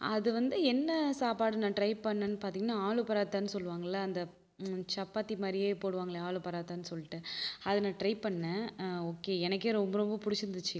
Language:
Tamil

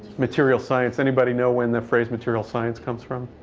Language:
English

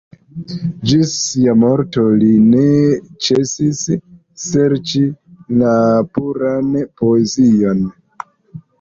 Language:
Esperanto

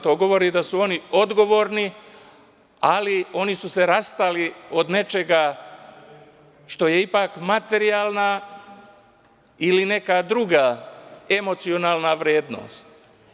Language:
Serbian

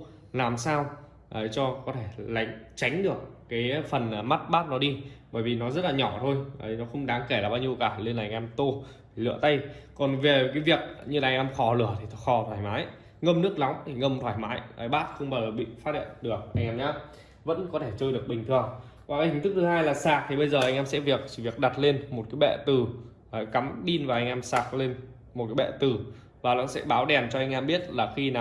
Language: Vietnamese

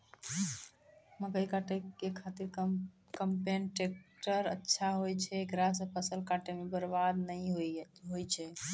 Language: Maithili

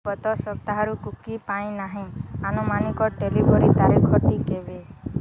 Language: Odia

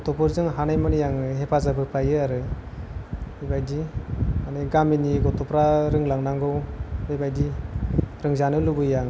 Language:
Bodo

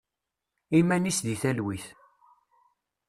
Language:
Kabyle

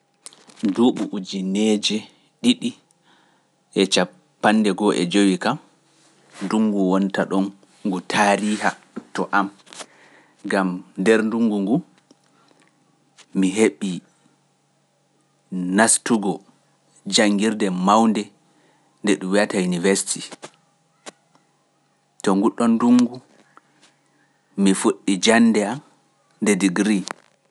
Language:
Pular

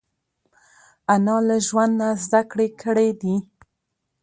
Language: Pashto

